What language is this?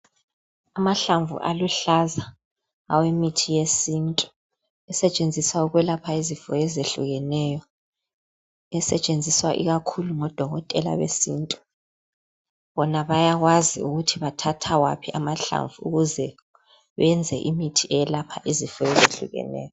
North Ndebele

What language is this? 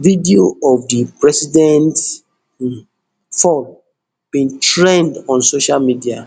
Nigerian Pidgin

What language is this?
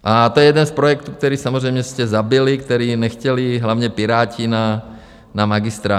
Czech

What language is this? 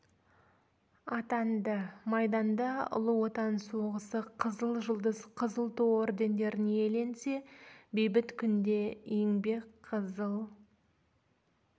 Kazakh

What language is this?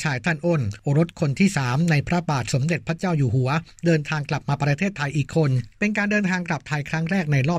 Thai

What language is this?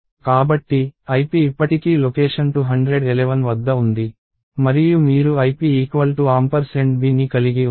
Telugu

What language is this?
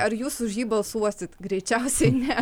Lithuanian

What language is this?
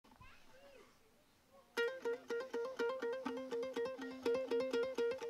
Hungarian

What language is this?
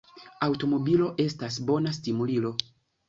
Esperanto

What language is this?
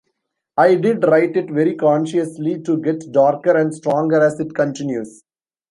English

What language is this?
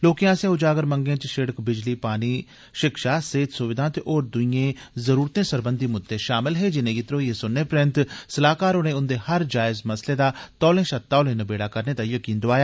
Dogri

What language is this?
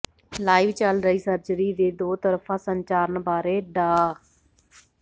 Punjabi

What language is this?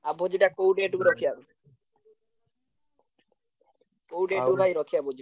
Odia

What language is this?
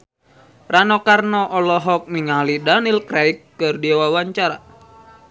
Sundanese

